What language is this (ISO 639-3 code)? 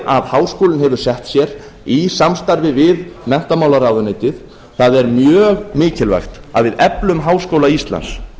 isl